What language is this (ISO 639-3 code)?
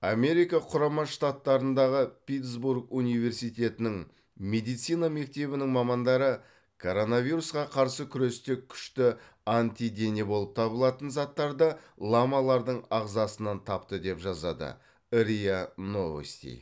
kaz